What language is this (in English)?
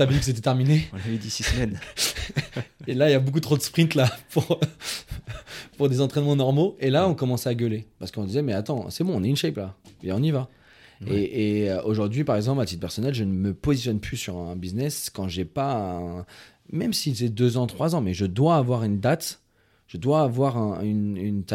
French